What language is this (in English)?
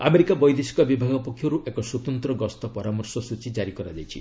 Odia